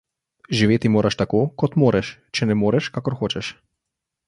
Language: Slovenian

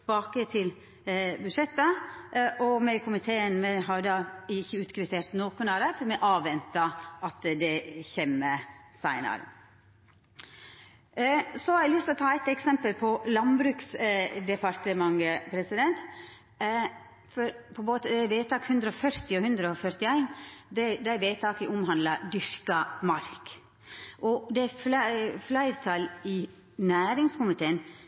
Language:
Norwegian Nynorsk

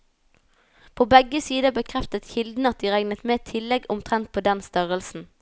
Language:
Norwegian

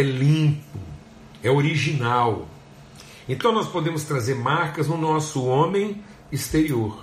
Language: Portuguese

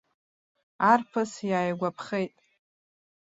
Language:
Abkhazian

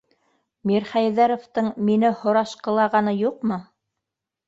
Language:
Bashkir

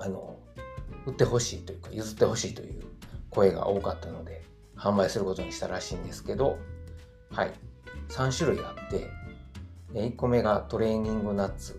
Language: Japanese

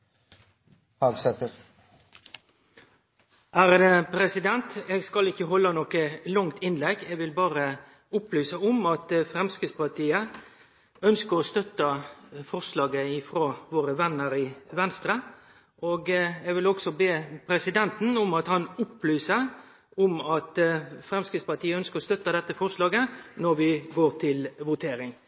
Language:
Norwegian Nynorsk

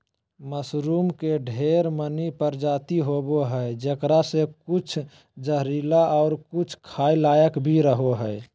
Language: Magahi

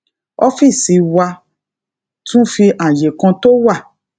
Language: Yoruba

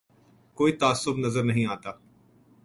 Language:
Urdu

